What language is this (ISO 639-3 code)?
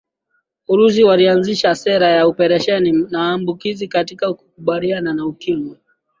swa